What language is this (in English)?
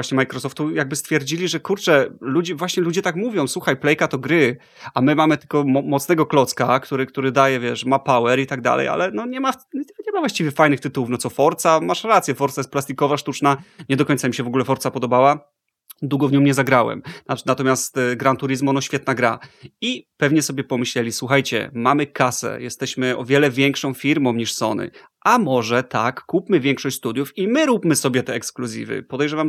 Polish